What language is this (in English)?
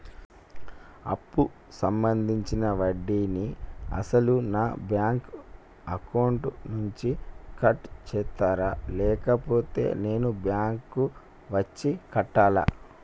Telugu